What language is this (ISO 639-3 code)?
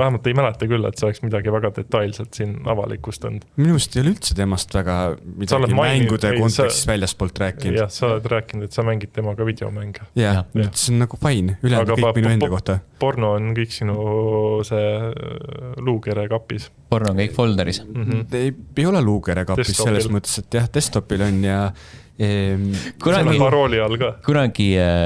est